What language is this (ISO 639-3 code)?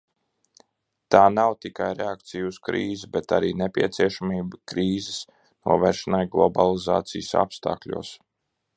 lav